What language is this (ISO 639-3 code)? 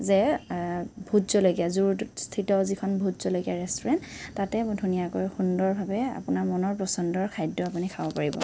asm